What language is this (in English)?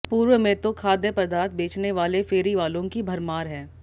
Hindi